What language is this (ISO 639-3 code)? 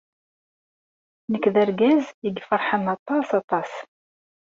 kab